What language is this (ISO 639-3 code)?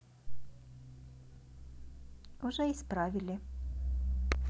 rus